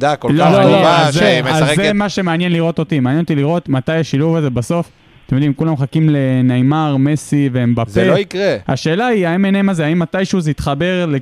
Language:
Hebrew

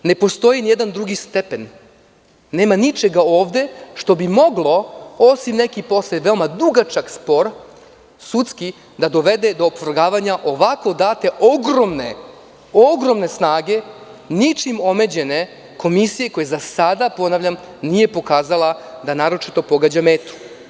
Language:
Serbian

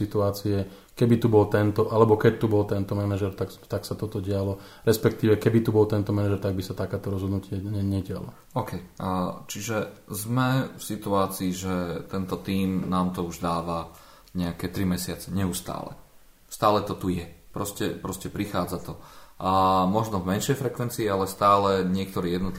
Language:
Slovak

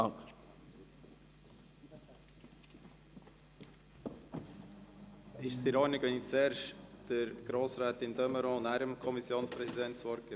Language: Swiss German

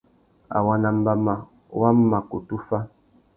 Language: Tuki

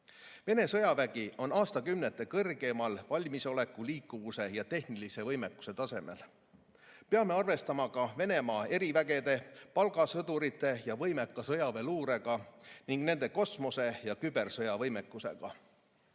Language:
Estonian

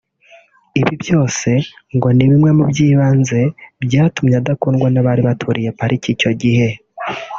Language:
Kinyarwanda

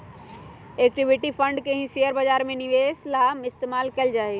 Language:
Magahi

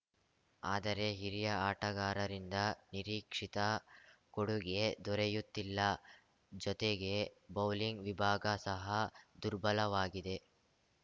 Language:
Kannada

